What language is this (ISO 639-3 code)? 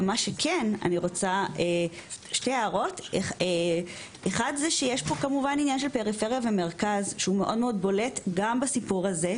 heb